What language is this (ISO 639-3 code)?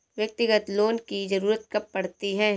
hin